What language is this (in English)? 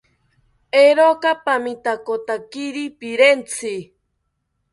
South Ucayali Ashéninka